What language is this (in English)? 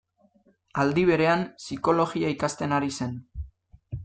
Basque